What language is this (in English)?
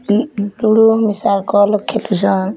Odia